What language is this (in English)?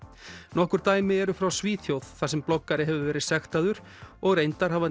Icelandic